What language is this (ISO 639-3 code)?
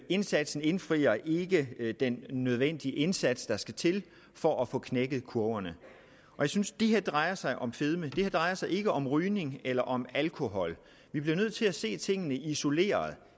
dan